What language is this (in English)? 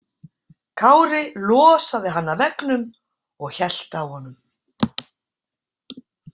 Icelandic